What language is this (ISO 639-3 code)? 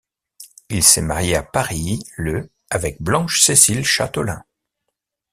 fra